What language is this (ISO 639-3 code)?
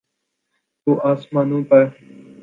urd